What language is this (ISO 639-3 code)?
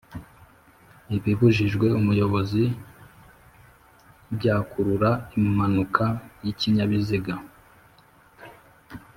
kin